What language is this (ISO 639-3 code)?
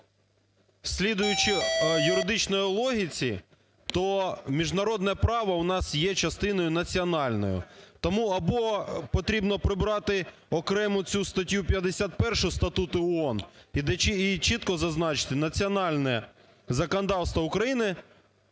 ukr